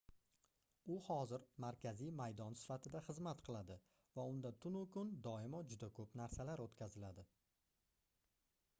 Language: Uzbek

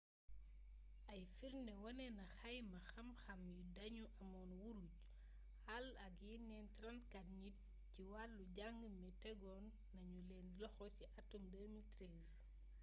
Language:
Wolof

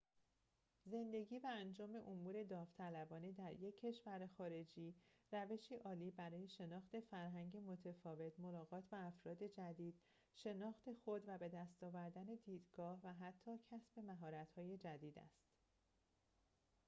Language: Persian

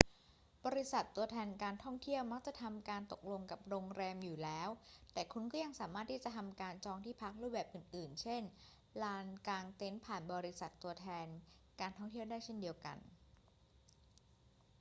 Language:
Thai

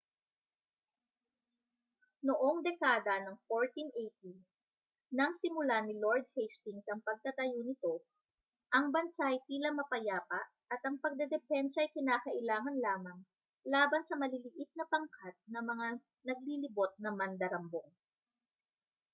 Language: Filipino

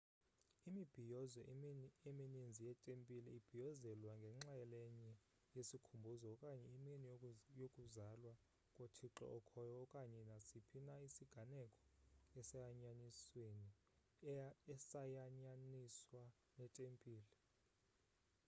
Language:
Xhosa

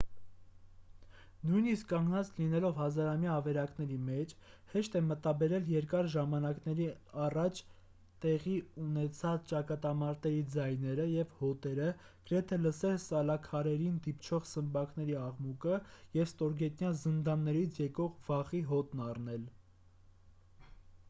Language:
Armenian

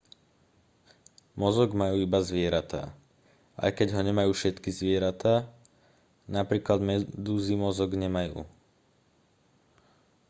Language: Slovak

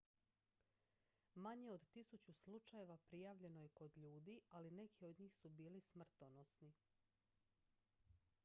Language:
Croatian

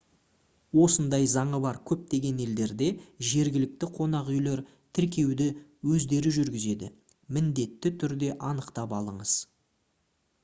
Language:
Kazakh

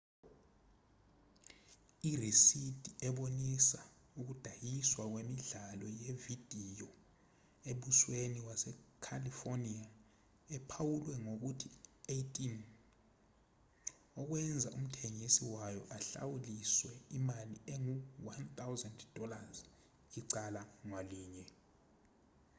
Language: Zulu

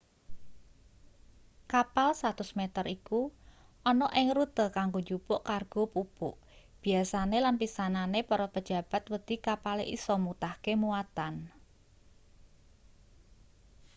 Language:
Javanese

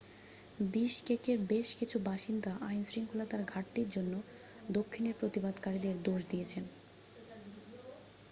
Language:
Bangla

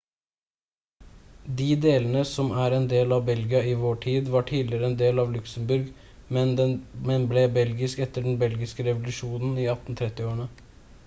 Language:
Norwegian Bokmål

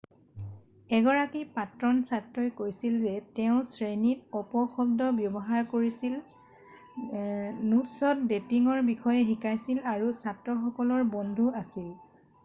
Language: Assamese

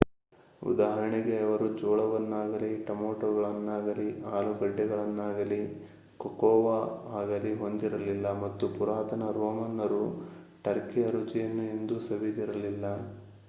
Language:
Kannada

